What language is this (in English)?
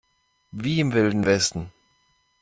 German